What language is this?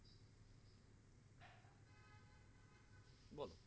Bangla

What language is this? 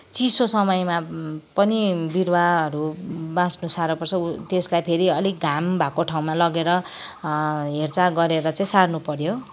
Nepali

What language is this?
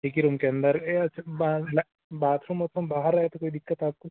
Hindi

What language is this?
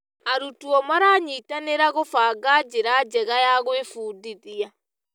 Kikuyu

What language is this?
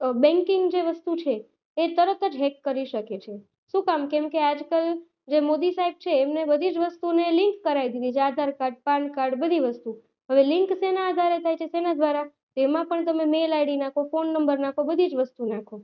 Gujarati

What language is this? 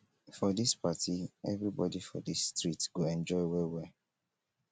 Nigerian Pidgin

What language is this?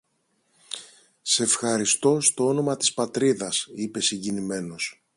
Greek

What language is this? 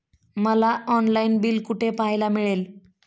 Marathi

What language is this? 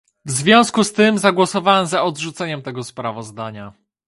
Polish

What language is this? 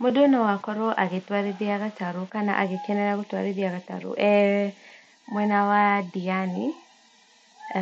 Kikuyu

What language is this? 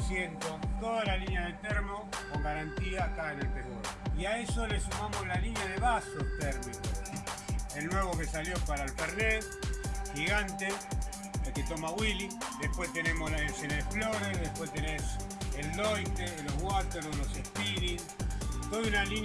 Spanish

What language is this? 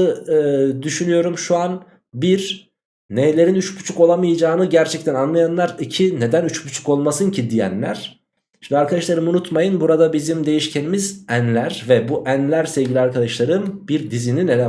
Turkish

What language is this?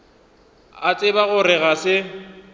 Northern Sotho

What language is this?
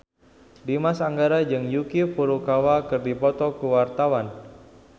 Sundanese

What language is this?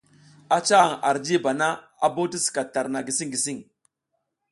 South Giziga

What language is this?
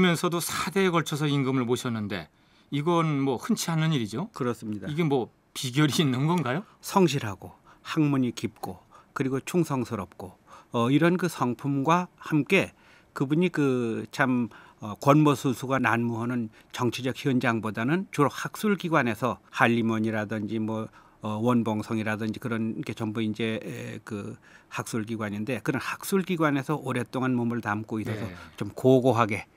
Korean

